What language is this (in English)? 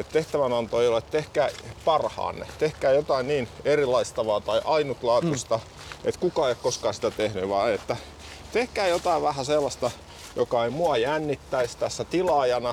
Finnish